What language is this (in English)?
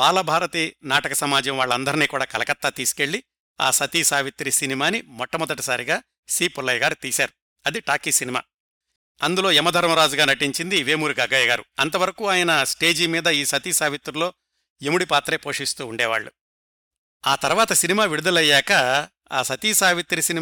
Telugu